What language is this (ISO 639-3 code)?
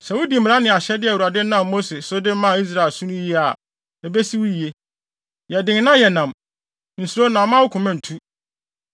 aka